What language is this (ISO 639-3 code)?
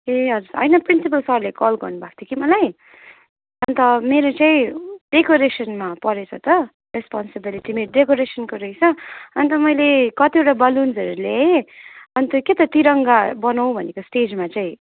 nep